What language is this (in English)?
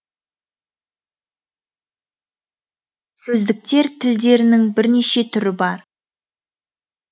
Kazakh